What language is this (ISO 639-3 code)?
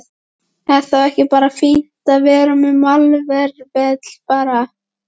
isl